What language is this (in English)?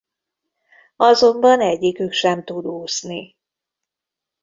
Hungarian